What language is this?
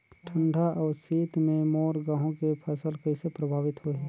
Chhattisgarhi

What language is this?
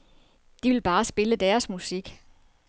Danish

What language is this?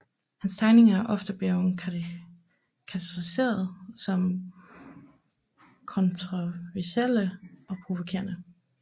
Danish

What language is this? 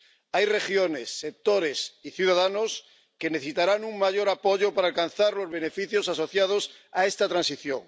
Spanish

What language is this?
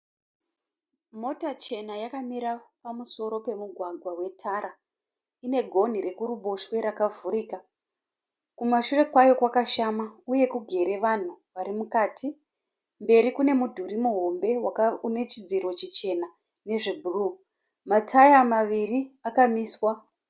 Shona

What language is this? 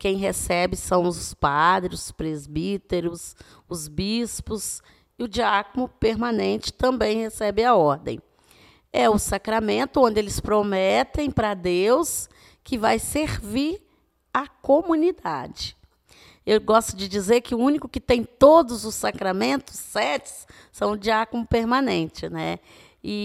Portuguese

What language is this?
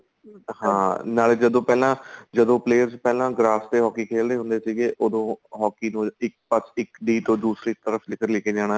Punjabi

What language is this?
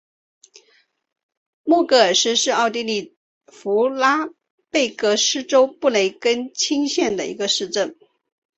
Chinese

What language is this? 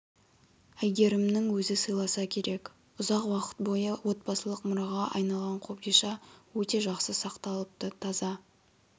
Kazakh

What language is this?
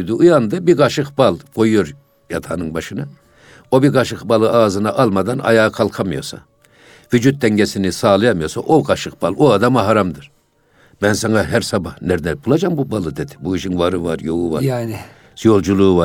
Turkish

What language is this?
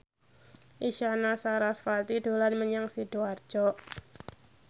Javanese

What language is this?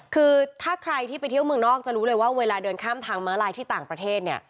Thai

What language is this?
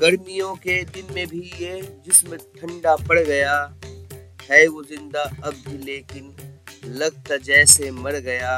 Hindi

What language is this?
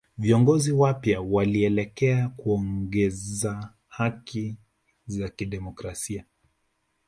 Swahili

